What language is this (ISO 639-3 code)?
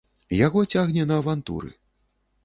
bel